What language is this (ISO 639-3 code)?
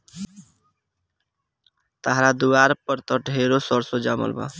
bho